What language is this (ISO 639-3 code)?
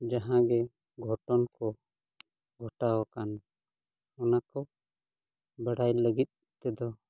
sat